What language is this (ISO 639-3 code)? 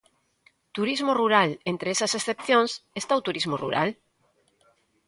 glg